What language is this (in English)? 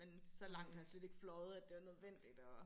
Danish